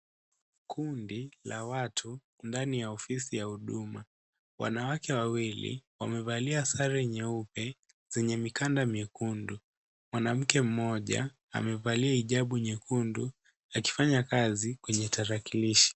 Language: Swahili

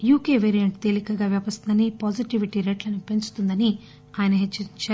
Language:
Telugu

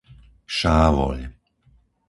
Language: Slovak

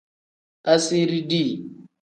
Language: Tem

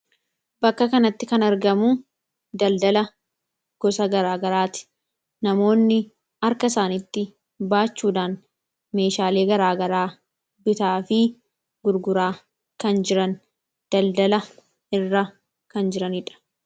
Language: Oromo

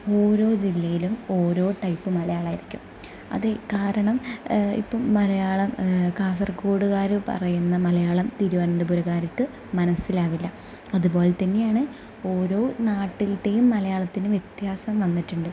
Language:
Malayalam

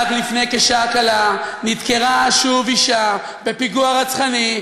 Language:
Hebrew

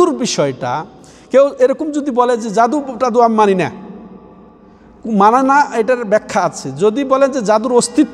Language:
Arabic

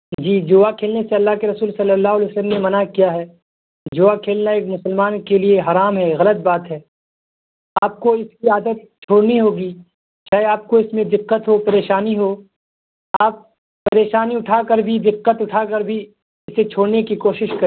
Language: Urdu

